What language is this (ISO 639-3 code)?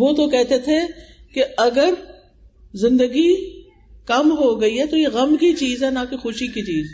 urd